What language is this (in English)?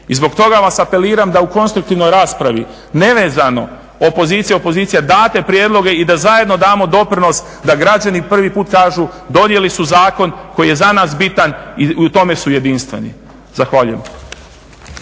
Croatian